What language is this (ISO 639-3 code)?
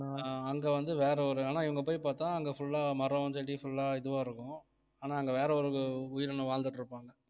tam